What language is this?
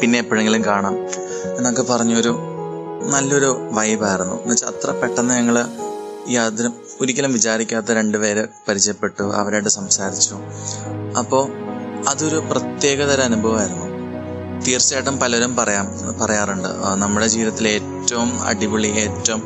Malayalam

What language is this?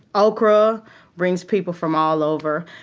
English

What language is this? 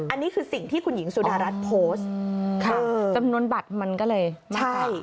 Thai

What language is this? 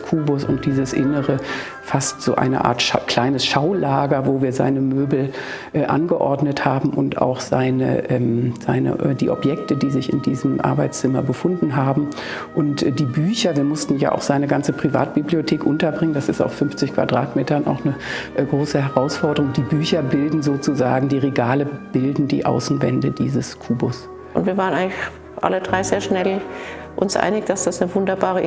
German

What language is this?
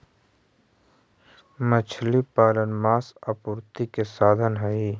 Magahi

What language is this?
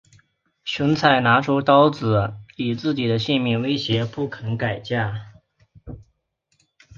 Chinese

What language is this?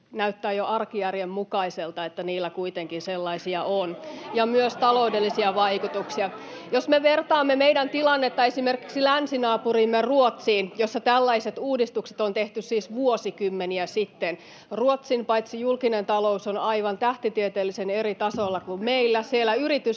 Finnish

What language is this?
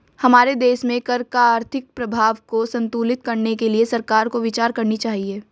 Hindi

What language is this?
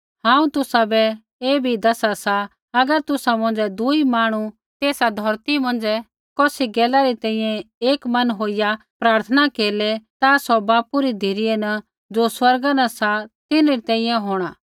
Kullu Pahari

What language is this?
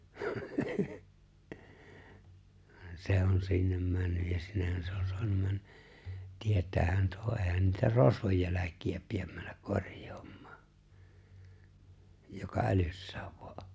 Finnish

